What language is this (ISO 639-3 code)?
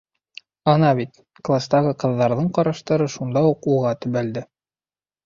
bak